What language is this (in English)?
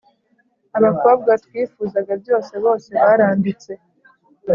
Kinyarwanda